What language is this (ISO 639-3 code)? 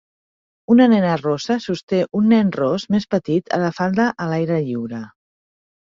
cat